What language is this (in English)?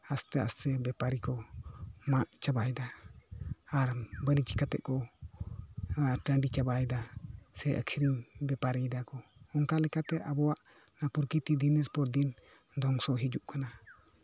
Santali